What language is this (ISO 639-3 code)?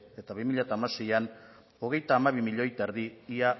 eus